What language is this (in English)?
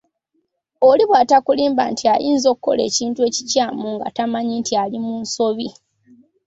Ganda